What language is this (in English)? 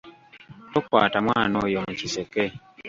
Ganda